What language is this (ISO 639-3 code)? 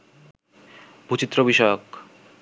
ben